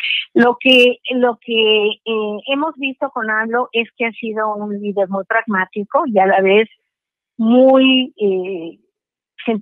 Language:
Spanish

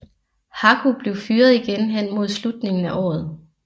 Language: Danish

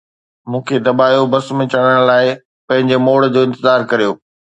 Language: Sindhi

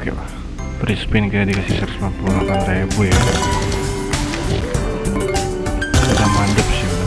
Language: Indonesian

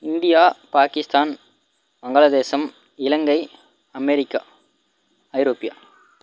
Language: Tamil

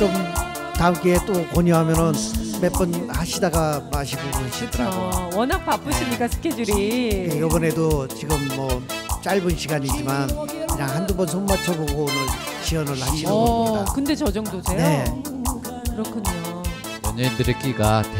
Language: Korean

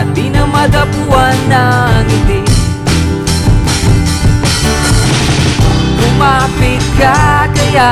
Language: Indonesian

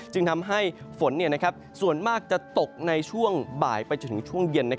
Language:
Thai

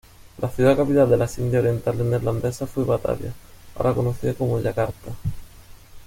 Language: Spanish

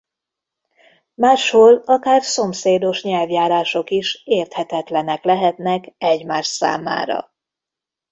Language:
Hungarian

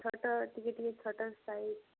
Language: Odia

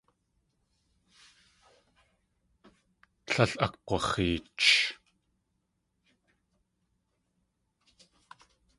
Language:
Tlingit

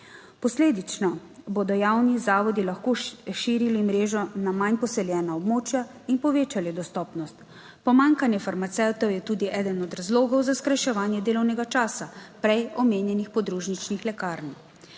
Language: Slovenian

